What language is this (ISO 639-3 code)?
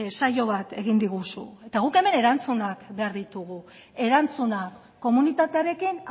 eus